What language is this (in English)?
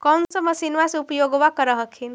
Magahi